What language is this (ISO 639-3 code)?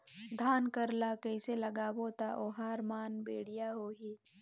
hne